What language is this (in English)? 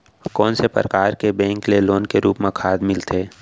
Chhattisgarhi